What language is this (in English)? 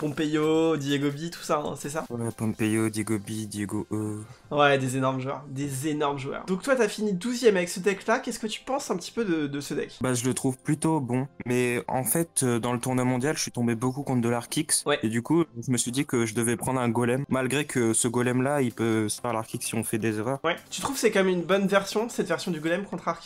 French